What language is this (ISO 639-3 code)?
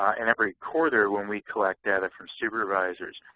eng